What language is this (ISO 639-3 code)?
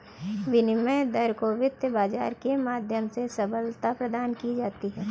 hin